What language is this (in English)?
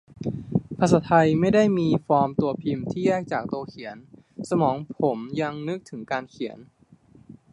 Thai